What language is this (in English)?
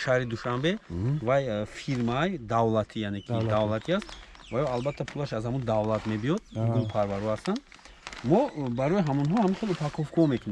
Turkish